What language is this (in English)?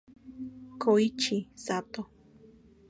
Spanish